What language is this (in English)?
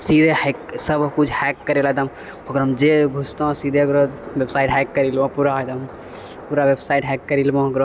Maithili